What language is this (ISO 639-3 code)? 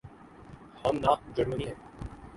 urd